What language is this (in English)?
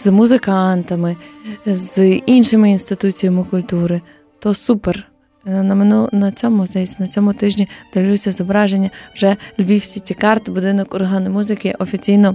Ukrainian